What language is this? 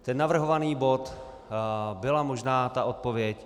Czech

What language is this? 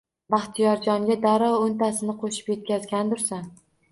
Uzbek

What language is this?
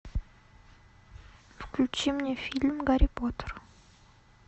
Russian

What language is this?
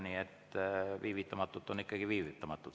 Estonian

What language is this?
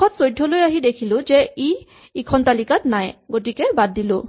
Assamese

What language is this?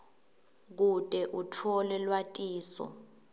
Swati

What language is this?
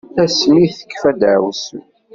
Kabyle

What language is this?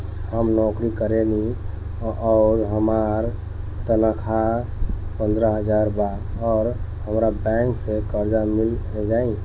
Bhojpuri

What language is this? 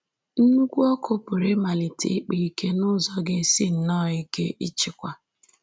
Igbo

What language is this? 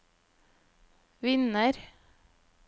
Norwegian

